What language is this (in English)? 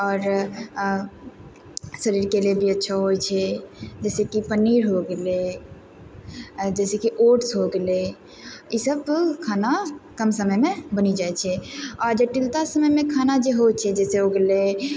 Maithili